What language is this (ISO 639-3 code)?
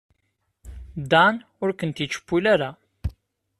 kab